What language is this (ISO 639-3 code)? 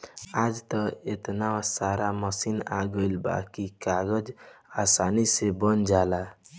bho